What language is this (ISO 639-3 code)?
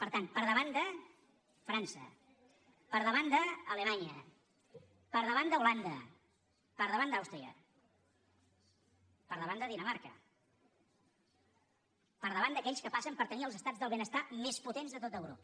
cat